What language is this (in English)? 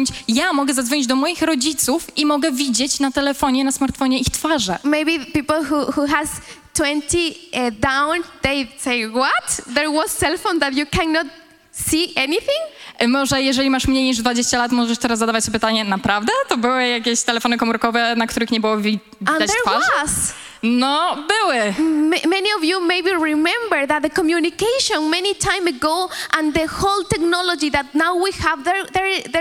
Polish